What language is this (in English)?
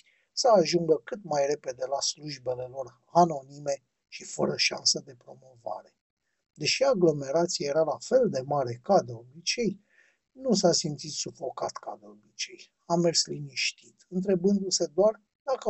Romanian